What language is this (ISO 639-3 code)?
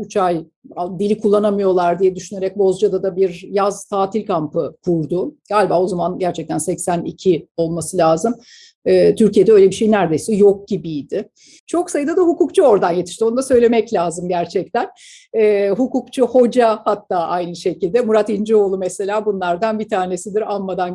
tur